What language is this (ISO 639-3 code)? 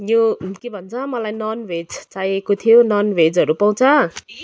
nep